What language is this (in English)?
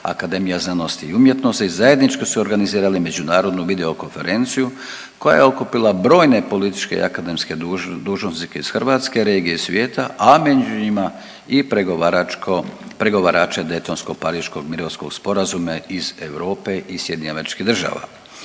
Croatian